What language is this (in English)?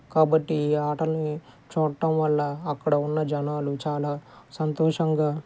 Telugu